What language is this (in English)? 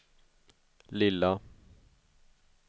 Swedish